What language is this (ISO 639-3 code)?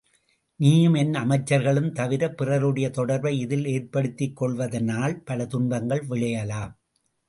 tam